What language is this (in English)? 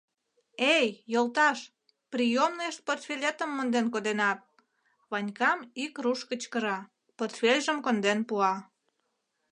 Mari